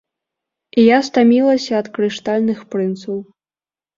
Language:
Belarusian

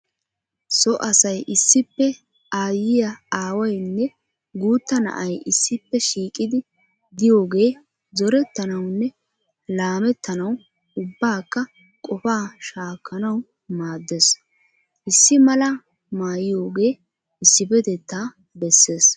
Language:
Wolaytta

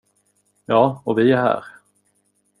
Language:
Swedish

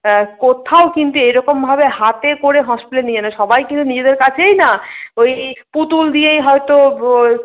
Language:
Bangla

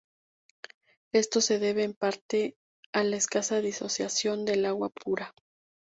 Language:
Spanish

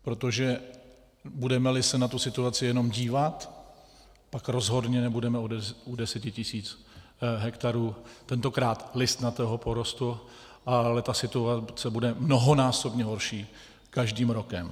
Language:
Czech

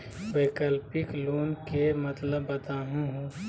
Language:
Magahi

